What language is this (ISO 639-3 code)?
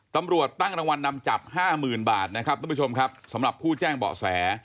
tha